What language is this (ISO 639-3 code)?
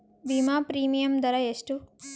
kan